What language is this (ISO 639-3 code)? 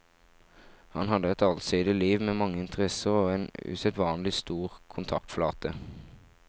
nor